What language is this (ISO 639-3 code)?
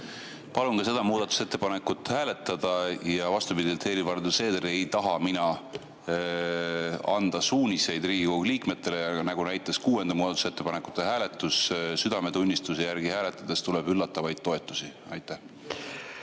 est